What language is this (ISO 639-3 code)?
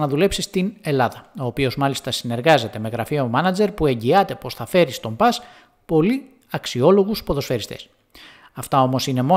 ell